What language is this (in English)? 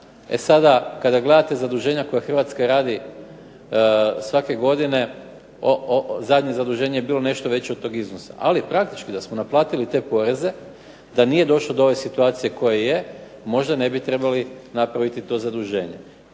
Croatian